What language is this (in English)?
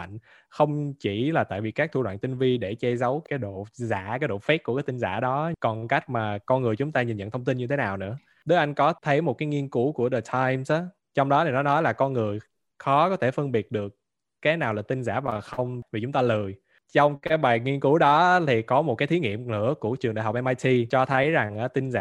Vietnamese